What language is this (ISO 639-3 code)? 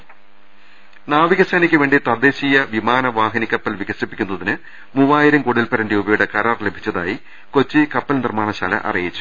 mal